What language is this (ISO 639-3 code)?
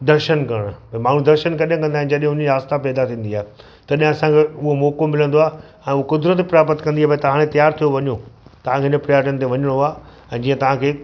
snd